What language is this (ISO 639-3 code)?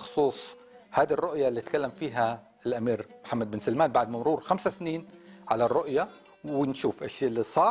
ara